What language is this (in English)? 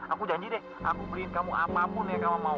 Indonesian